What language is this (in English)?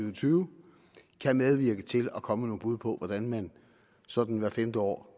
Danish